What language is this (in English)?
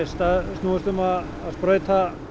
Icelandic